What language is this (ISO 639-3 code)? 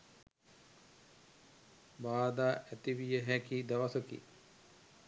sin